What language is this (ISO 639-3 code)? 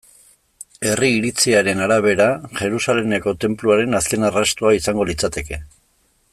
eus